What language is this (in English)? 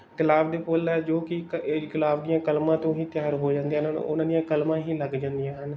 Punjabi